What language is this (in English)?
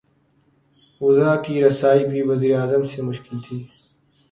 Urdu